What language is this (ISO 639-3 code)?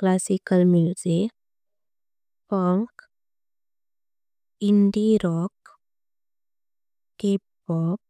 kok